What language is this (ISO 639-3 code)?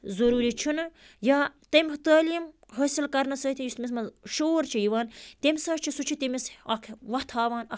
kas